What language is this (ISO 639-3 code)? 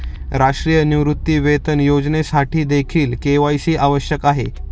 mar